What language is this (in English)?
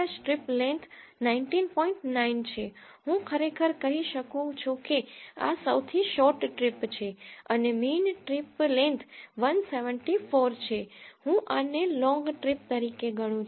Gujarati